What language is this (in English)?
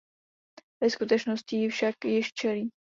Czech